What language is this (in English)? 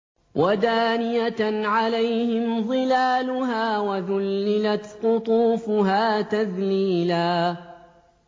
Arabic